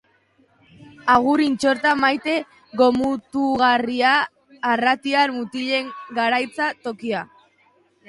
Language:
Basque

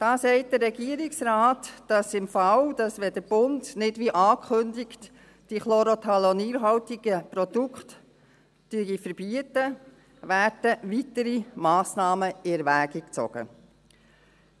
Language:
Swiss German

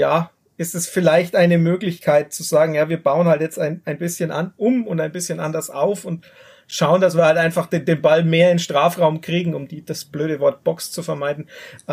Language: German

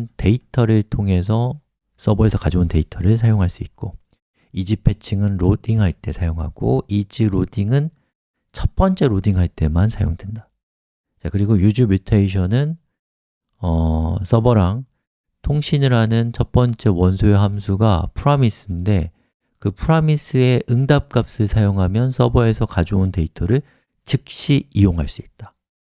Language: Korean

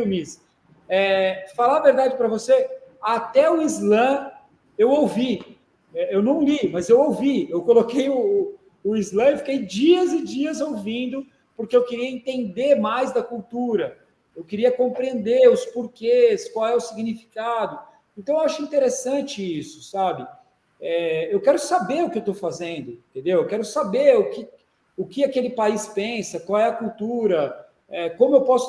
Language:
Portuguese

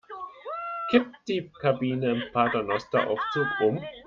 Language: German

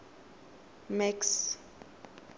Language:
Tswana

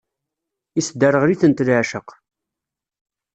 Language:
Kabyle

